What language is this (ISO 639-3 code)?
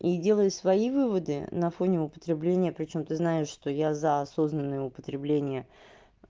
rus